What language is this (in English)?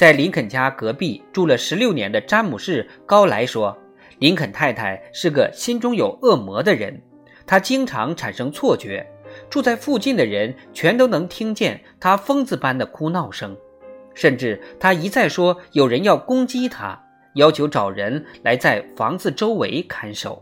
Chinese